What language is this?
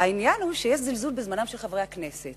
Hebrew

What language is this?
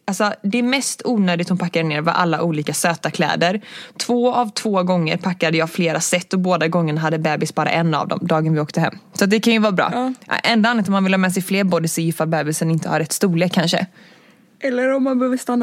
Swedish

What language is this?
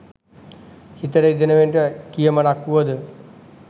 Sinhala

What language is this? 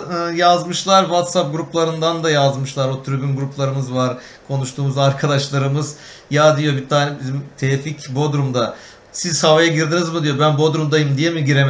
Turkish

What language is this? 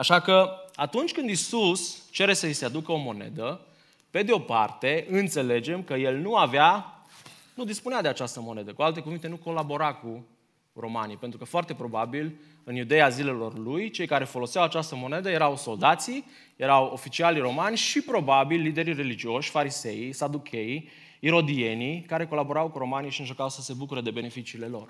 Romanian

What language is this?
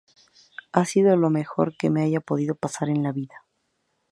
Spanish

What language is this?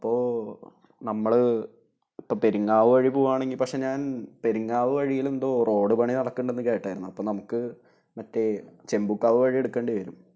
Malayalam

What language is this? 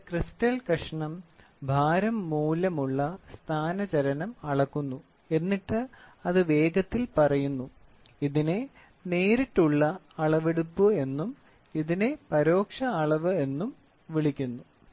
Malayalam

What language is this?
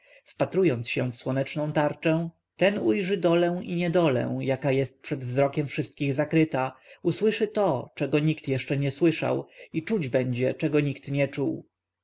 Polish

